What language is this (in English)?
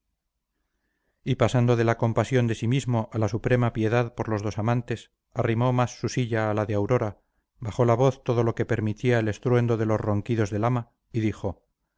Spanish